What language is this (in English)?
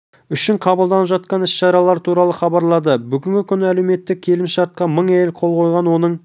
Kazakh